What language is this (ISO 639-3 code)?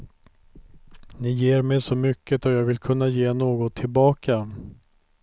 swe